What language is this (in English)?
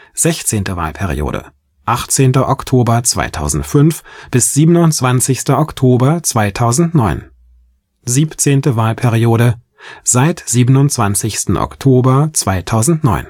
German